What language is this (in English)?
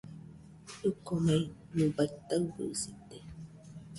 Nüpode Huitoto